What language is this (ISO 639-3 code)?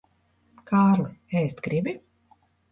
lav